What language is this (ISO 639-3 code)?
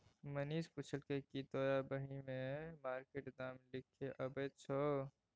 mai